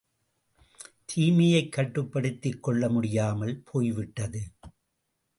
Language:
Tamil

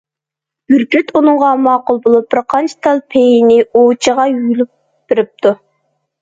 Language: Uyghur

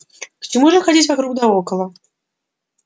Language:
Russian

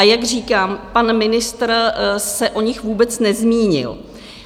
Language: Czech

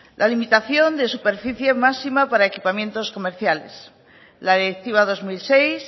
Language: Spanish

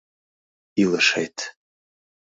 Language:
Mari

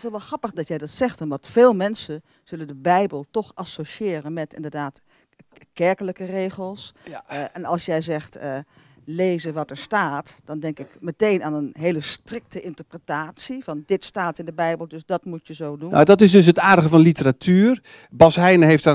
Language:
Dutch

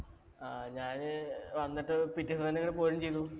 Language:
Malayalam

